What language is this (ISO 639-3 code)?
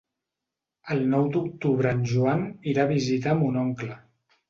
cat